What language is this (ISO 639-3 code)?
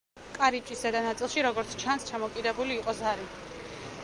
kat